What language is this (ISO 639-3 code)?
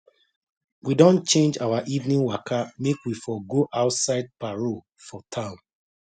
pcm